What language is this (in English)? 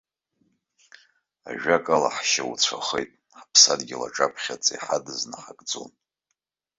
Abkhazian